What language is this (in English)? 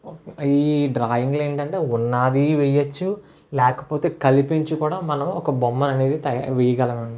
Telugu